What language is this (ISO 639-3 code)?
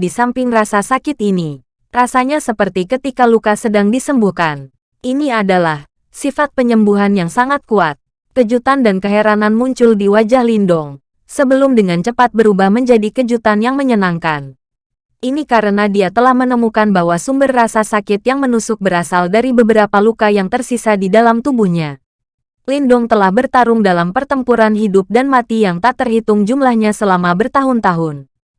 ind